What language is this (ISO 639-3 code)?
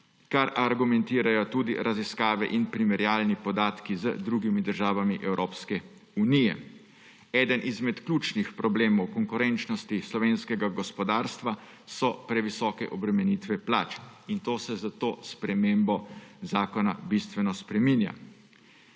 slv